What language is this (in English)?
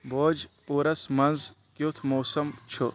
Kashmiri